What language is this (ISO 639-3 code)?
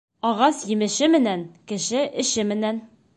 bak